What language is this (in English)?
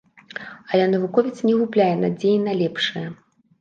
Belarusian